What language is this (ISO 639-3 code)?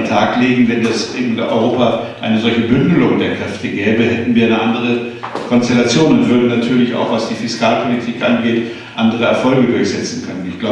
deu